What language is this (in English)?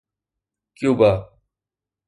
Sindhi